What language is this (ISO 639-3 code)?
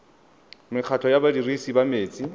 tsn